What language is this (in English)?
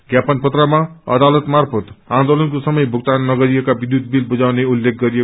Nepali